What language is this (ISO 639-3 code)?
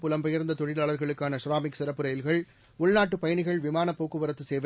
tam